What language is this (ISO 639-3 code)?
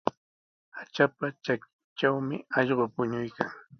qws